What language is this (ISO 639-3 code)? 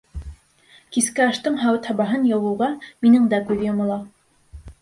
bak